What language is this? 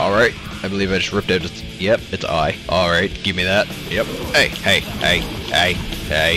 English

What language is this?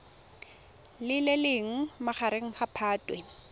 Tswana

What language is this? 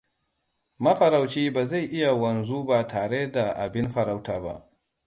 Hausa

